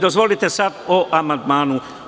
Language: Serbian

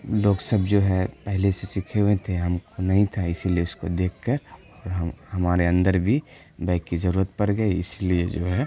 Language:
Urdu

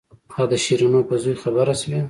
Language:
Pashto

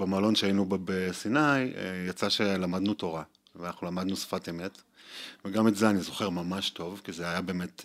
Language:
Hebrew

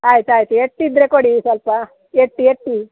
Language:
Kannada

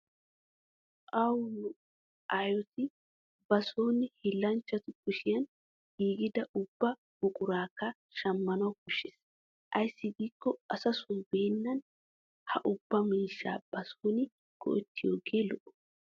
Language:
Wolaytta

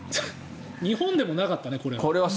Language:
Japanese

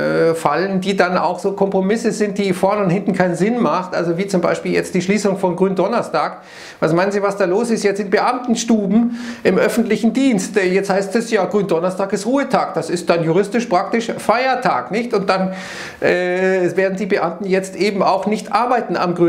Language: German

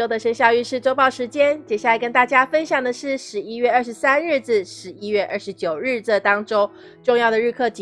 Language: Chinese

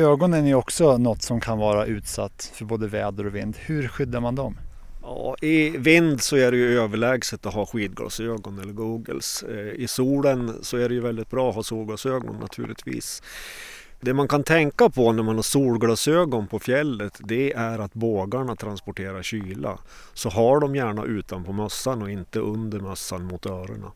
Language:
Swedish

